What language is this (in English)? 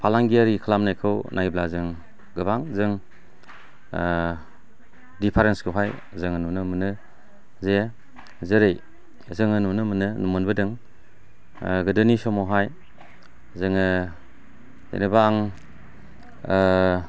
Bodo